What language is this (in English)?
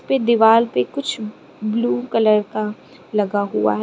Hindi